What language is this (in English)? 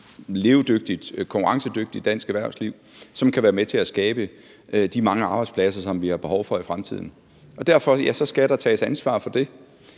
Danish